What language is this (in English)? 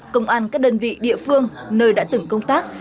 Vietnamese